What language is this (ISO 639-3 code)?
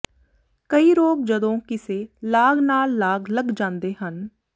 pan